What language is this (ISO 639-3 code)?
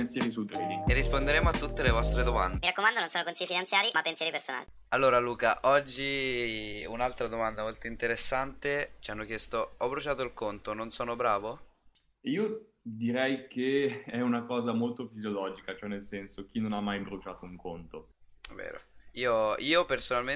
ita